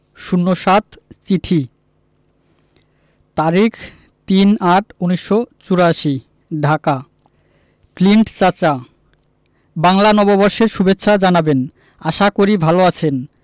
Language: Bangla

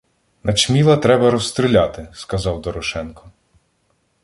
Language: Ukrainian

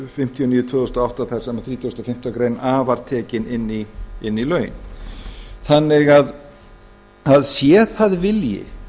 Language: Icelandic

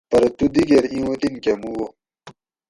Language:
Gawri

